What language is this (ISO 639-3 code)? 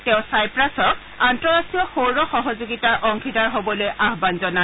asm